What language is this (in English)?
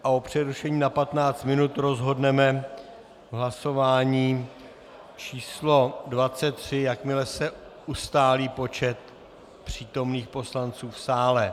Czech